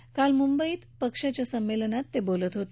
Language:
Marathi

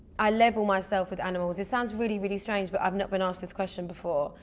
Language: English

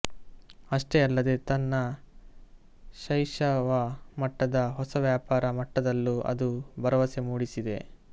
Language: Kannada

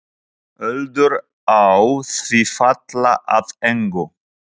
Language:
Icelandic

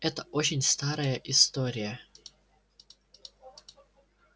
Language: Russian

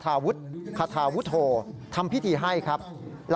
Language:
Thai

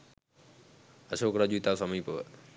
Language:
Sinhala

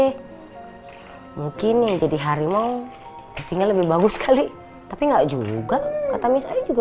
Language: Indonesian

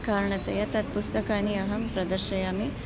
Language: Sanskrit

